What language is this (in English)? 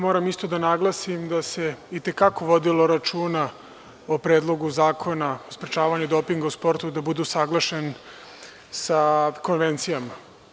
Serbian